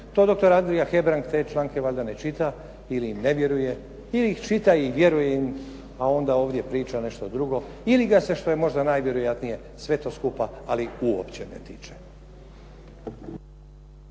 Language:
Croatian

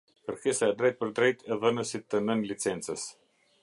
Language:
Albanian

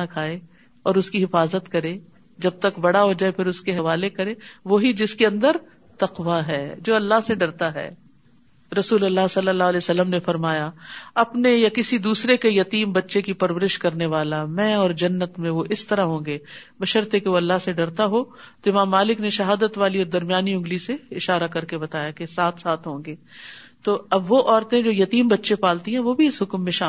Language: Urdu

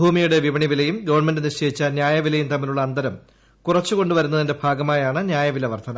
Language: Malayalam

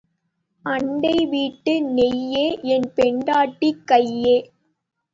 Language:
Tamil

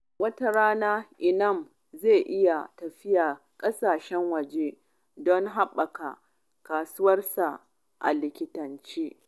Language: Hausa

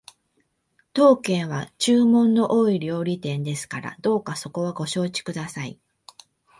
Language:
Japanese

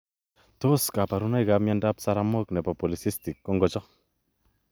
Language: Kalenjin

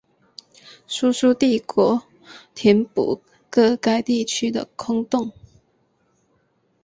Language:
Chinese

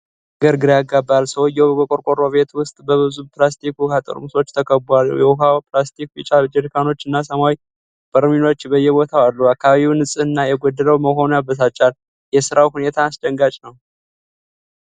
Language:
Amharic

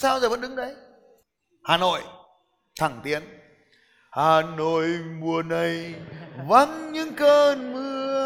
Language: Vietnamese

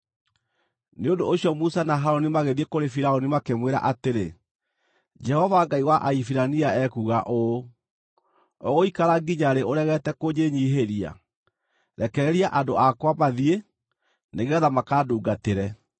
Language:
Kikuyu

